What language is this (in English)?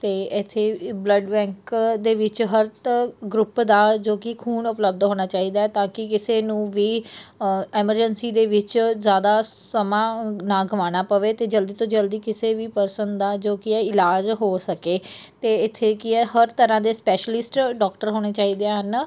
Punjabi